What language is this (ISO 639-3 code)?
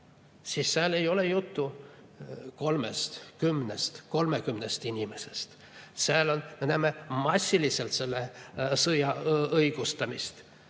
est